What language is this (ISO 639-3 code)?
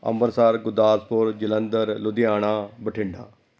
pan